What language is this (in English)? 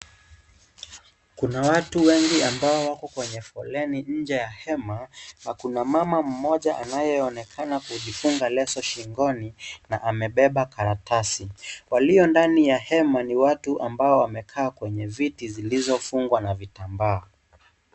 Swahili